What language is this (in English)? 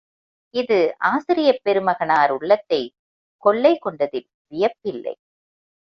Tamil